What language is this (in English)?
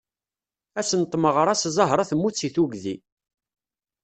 Kabyle